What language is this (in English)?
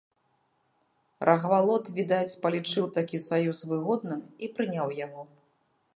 Belarusian